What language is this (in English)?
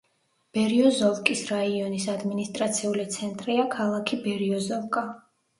Georgian